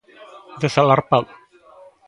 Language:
Galician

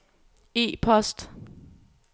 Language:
Danish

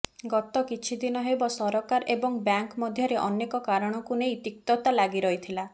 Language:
Odia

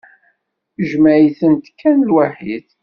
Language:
Kabyle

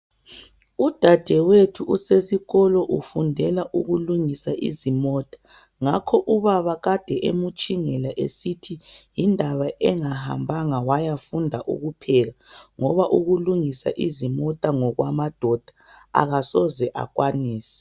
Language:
North Ndebele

